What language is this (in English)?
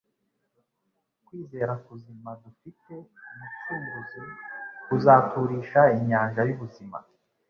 Kinyarwanda